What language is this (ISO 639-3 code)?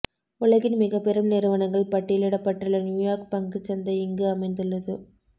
tam